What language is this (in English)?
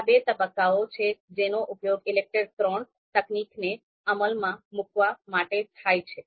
Gujarati